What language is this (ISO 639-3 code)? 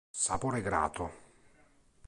ita